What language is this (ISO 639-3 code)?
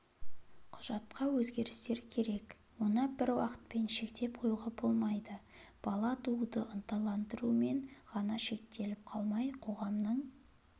kaz